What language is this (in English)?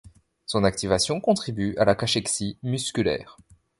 French